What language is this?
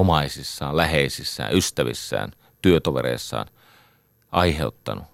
Finnish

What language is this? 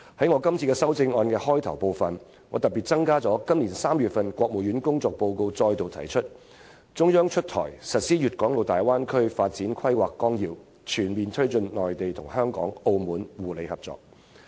Cantonese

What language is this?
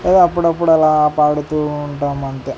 Telugu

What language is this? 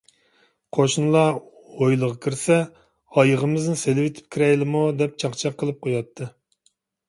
Uyghur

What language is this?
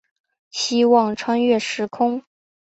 Chinese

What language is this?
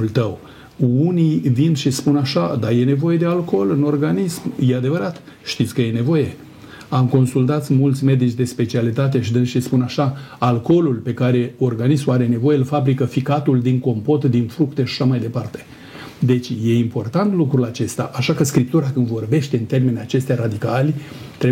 Romanian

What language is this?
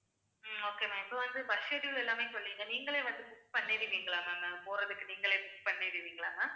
Tamil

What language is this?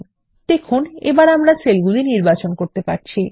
Bangla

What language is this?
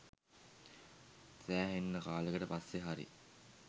Sinhala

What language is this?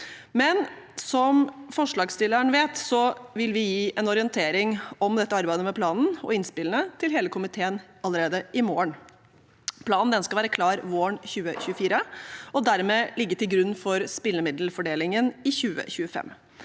Norwegian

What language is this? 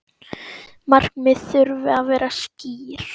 Icelandic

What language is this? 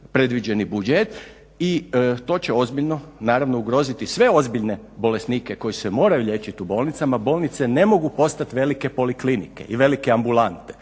Croatian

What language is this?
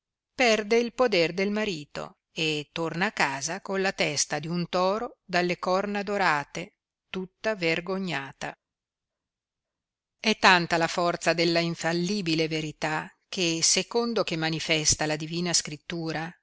Italian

